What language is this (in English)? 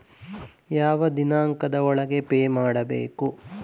Kannada